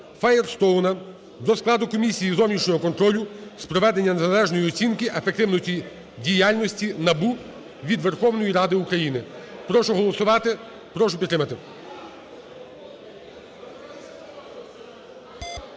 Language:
Ukrainian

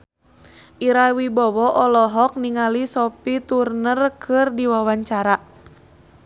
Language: Sundanese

